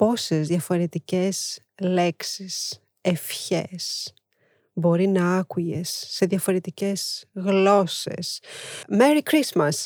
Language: Greek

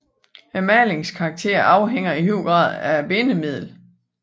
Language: Danish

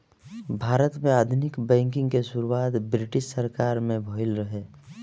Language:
Bhojpuri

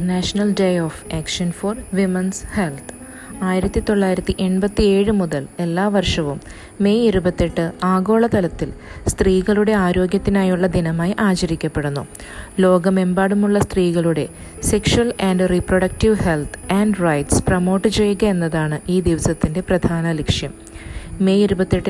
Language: Malayalam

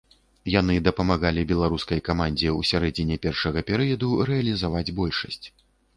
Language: Belarusian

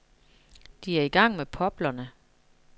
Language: Danish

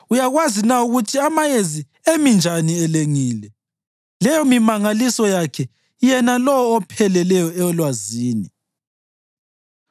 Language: North Ndebele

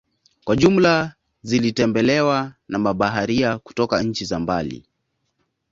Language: Swahili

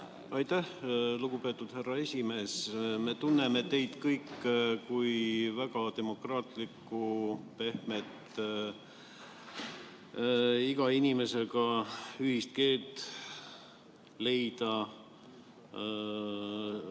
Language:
Estonian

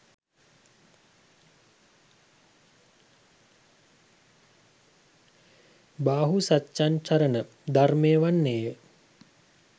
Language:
Sinhala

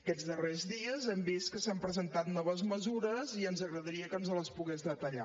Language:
Catalan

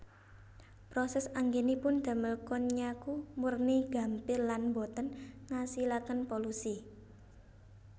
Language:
Javanese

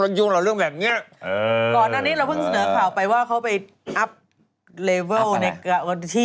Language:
Thai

